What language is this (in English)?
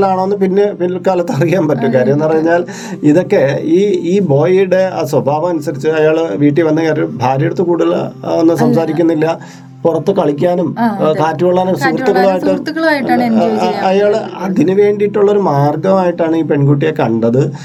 Malayalam